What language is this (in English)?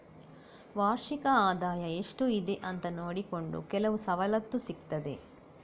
Kannada